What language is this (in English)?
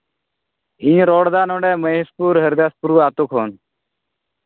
Santali